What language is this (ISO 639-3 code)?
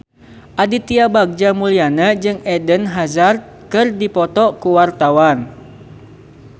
sun